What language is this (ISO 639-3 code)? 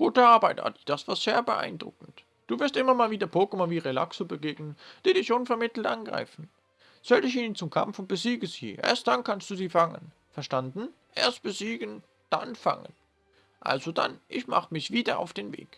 deu